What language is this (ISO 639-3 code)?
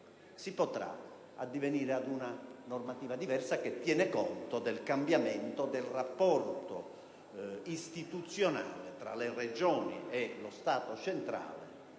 ita